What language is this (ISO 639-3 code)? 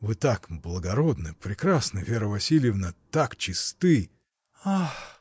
rus